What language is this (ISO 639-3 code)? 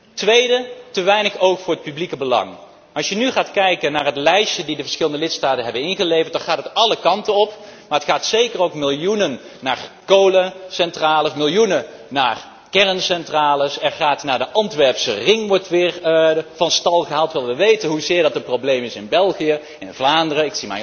nld